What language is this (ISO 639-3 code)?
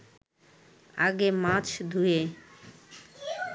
ben